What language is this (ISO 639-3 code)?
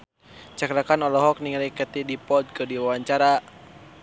sun